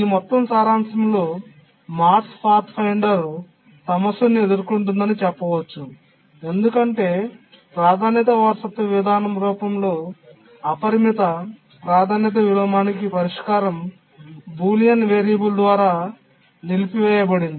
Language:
Telugu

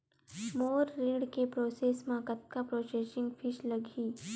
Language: Chhattisgarhi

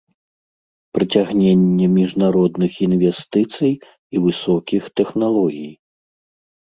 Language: Belarusian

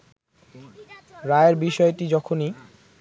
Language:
Bangla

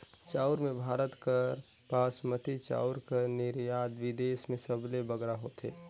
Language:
Chhattisgarhi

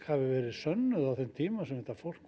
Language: Icelandic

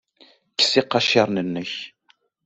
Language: Kabyle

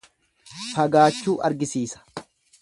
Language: Oromo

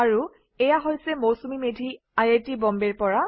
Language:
Assamese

